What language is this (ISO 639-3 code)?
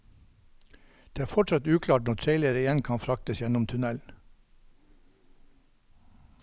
nor